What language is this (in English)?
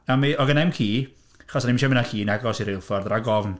Welsh